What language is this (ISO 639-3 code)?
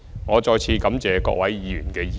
yue